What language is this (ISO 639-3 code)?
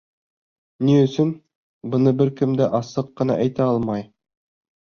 bak